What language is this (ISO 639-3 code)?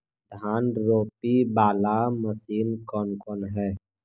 mag